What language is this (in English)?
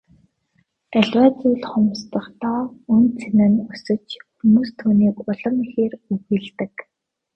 Mongolian